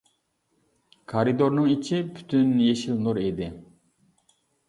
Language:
Uyghur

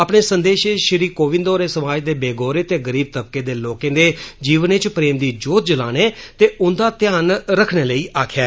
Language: Dogri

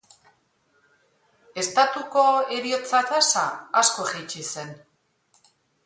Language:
Basque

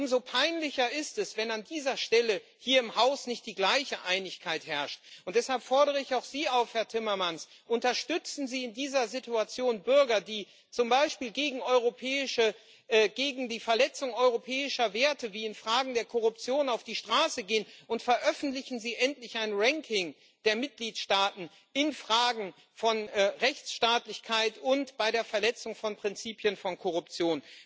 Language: German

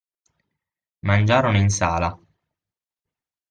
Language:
Italian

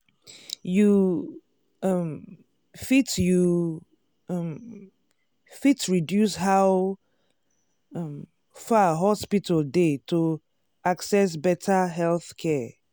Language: Nigerian Pidgin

